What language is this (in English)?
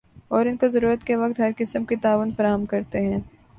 Urdu